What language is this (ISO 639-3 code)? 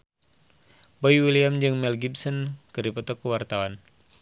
sun